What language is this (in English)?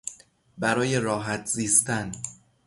Persian